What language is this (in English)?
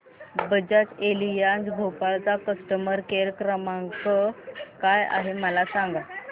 Marathi